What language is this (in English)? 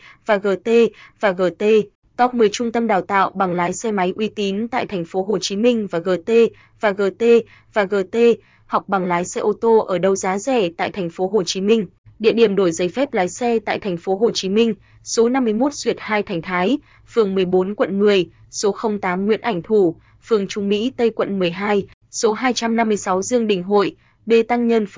Vietnamese